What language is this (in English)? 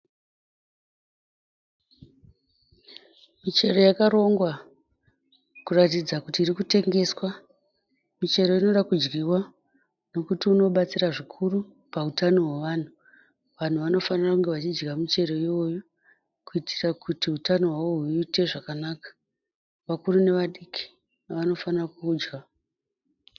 Shona